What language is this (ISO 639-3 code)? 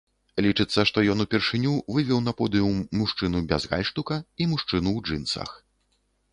bel